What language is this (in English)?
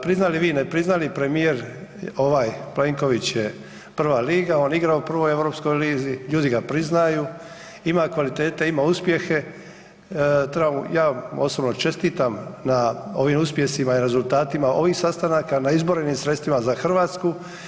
Croatian